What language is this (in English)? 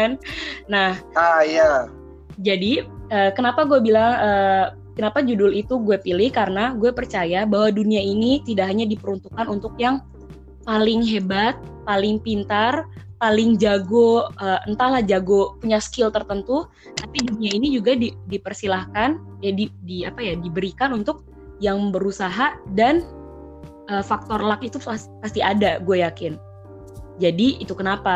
Indonesian